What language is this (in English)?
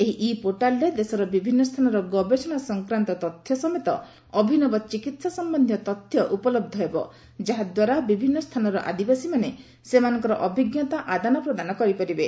Odia